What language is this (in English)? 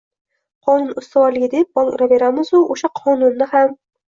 Uzbek